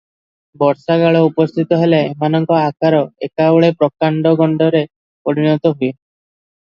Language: Odia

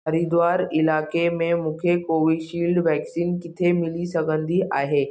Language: Sindhi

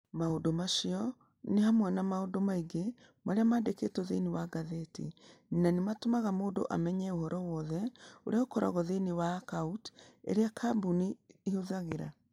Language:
Kikuyu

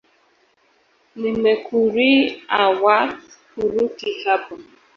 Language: Swahili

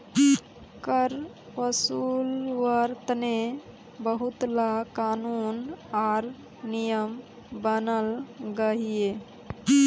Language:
Magahi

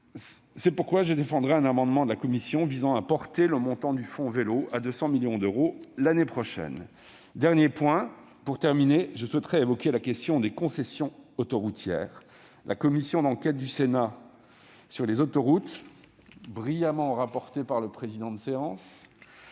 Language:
French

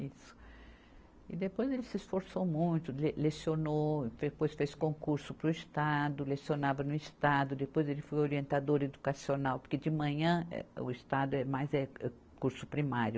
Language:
Portuguese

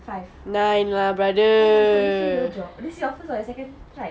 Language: English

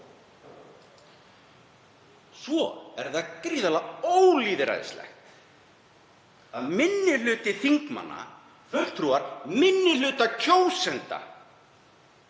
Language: Icelandic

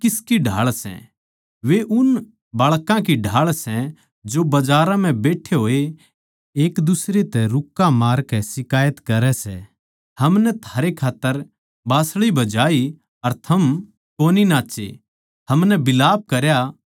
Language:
Haryanvi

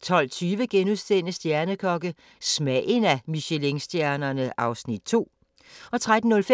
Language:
Danish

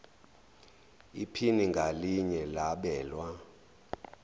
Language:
Zulu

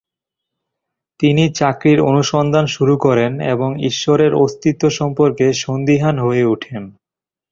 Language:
Bangla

